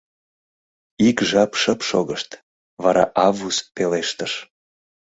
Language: Mari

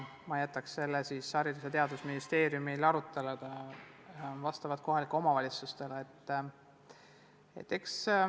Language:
Estonian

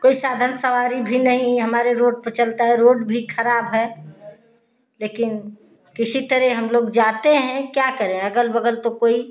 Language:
Hindi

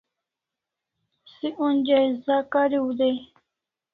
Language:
Kalasha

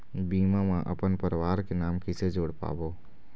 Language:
Chhattisgarhi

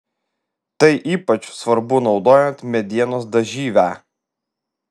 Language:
Lithuanian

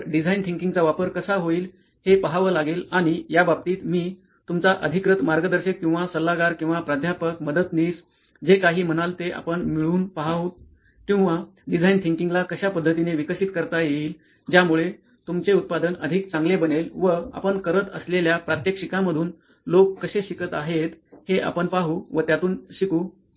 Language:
Marathi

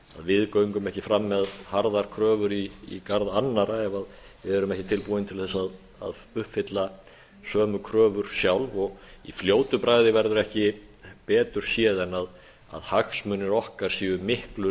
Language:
Icelandic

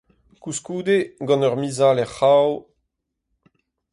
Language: Breton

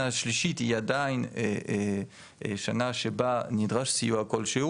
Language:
Hebrew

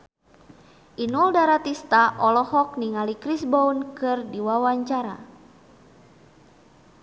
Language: Sundanese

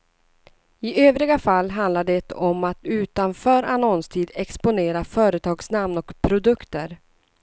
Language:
Swedish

